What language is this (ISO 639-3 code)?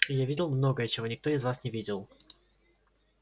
rus